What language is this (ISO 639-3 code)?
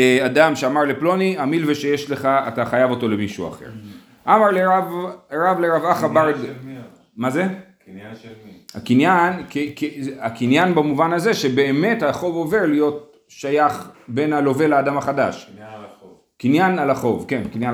heb